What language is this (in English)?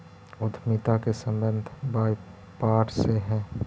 Magahi